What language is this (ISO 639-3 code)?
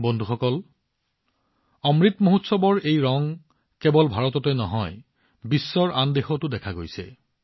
asm